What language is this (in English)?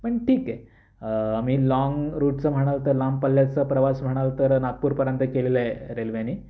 Marathi